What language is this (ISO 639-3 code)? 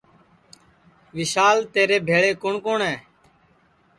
ssi